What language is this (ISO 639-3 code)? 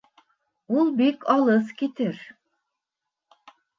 bak